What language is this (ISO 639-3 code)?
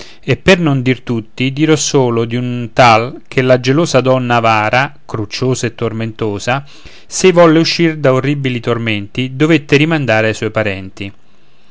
ita